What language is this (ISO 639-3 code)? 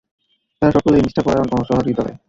ben